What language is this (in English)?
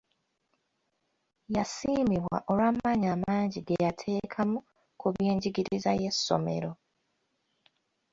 Ganda